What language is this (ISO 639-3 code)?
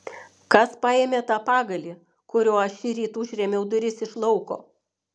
lit